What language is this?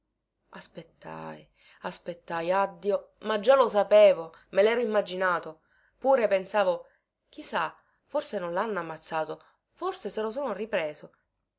Italian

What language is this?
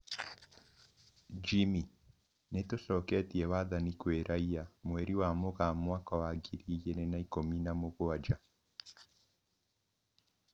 Kikuyu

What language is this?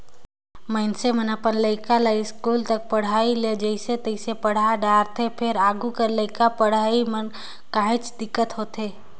Chhattisgarhi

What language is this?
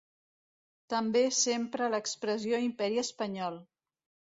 Catalan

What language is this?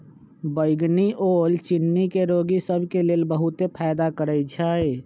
Magahi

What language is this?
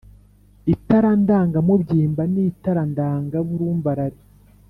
Kinyarwanda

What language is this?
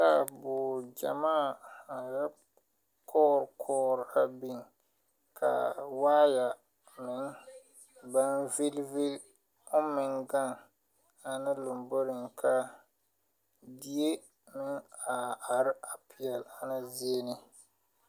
Southern Dagaare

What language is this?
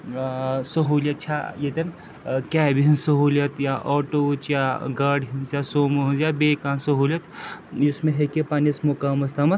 Kashmiri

